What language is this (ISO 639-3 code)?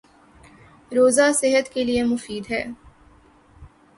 urd